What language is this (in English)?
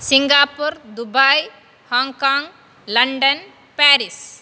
Sanskrit